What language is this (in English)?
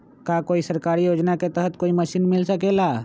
Magahi